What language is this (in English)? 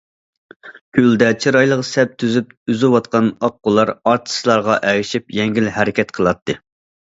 Uyghur